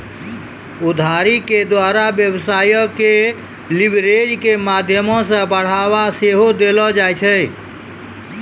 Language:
Maithili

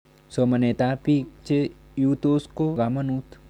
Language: Kalenjin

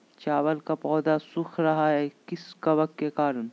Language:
Magahi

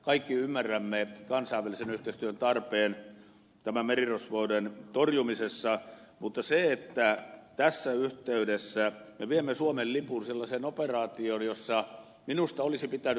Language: Finnish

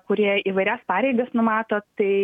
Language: Lithuanian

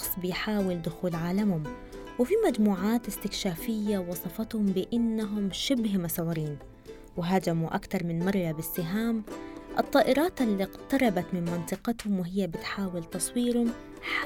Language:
Arabic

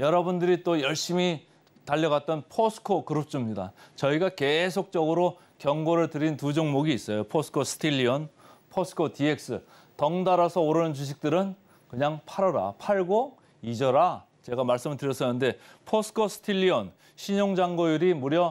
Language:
Korean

